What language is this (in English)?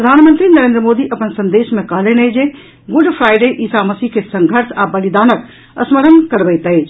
Maithili